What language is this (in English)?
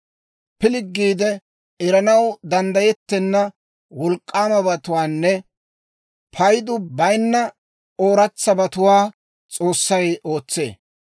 Dawro